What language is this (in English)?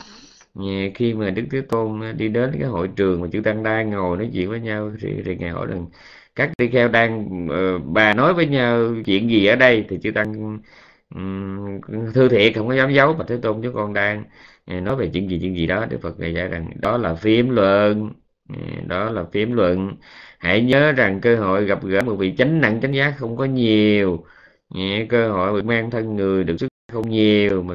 Vietnamese